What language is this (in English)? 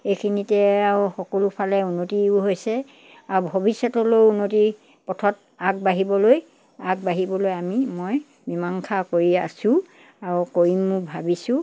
Assamese